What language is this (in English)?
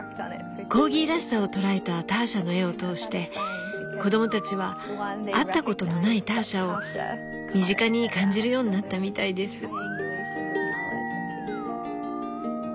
Japanese